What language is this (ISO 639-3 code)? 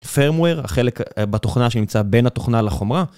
heb